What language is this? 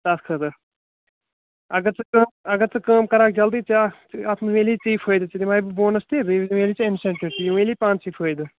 Kashmiri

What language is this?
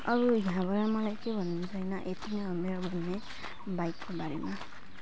Nepali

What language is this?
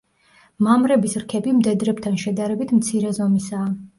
Georgian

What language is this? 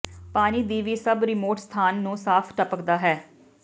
Punjabi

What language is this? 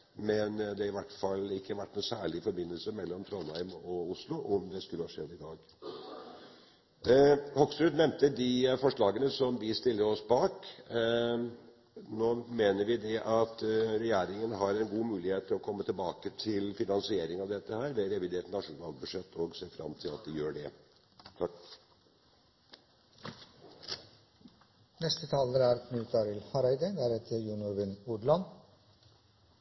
Norwegian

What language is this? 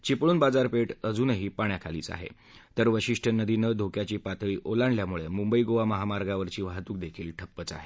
Marathi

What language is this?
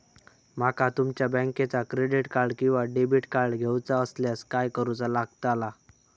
Marathi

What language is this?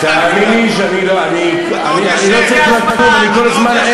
Hebrew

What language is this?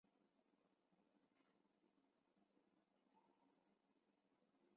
Chinese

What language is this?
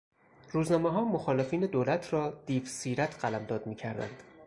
Persian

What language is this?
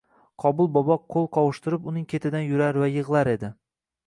Uzbek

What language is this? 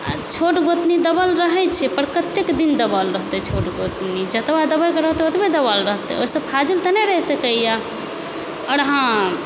Maithili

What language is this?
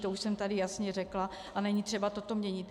Czech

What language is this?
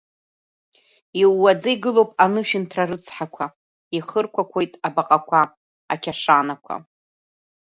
Abkhazian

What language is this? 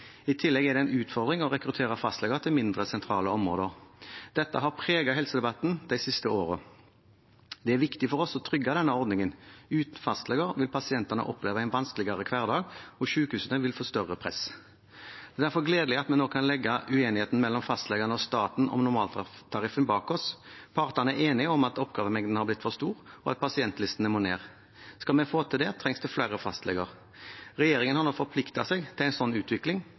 Norwegian Bokmål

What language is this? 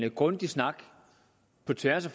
Danish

